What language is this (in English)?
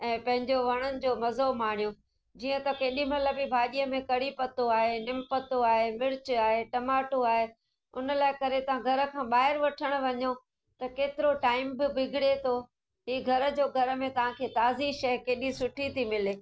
Sindhi